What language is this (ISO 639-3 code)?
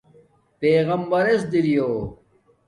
dmk